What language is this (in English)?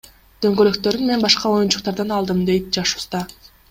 Kyrgyz